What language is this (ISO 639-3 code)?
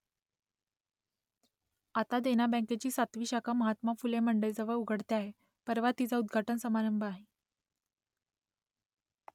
mar